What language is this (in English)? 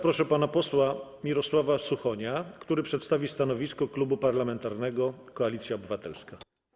Polish